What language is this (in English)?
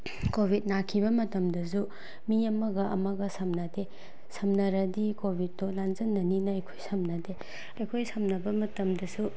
Manipuri